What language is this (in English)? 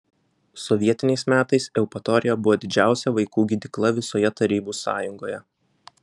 Lithuanian